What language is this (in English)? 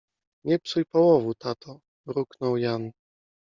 Polish